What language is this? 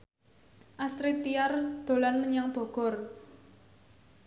Javanese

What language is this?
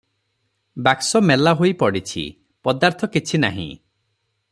Odia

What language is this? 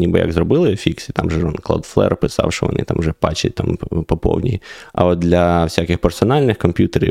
Ukrainian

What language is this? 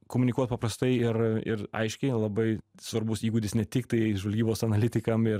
Lithuanian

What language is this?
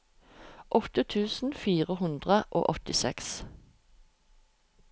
Norwegian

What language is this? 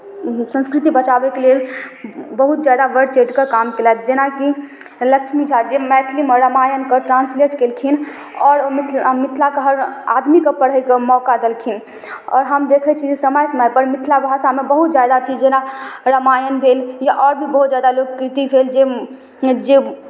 Maithili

